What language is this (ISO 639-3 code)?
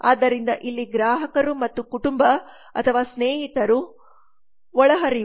kan